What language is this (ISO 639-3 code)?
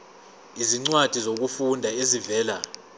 zul